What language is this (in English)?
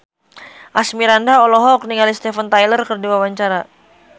Sundanese